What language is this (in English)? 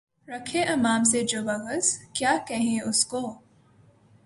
Urdu